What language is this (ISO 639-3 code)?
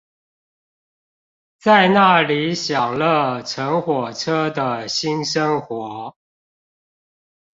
zho